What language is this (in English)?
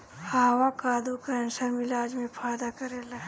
Bhojpuri